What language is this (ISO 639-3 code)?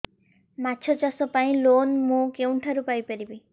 ori